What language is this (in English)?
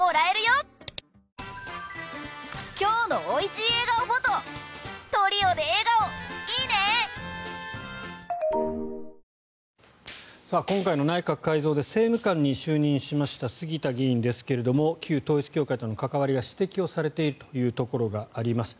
Japanese